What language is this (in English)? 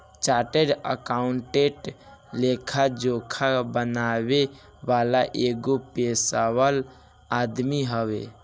Bhojpuri